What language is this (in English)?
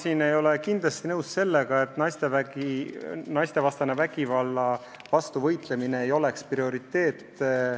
Estonian